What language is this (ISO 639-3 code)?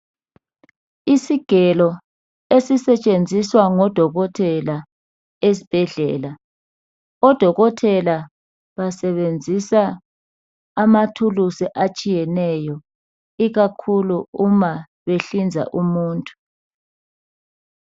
nde